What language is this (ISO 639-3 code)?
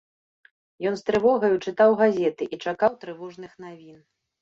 bel